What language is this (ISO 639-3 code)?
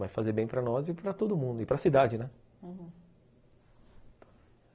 por